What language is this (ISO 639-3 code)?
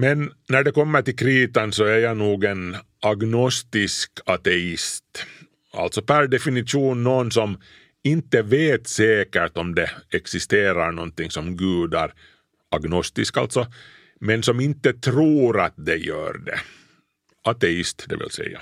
swe